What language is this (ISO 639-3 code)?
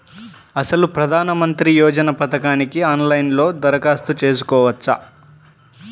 tel